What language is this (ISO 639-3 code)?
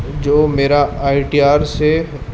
urd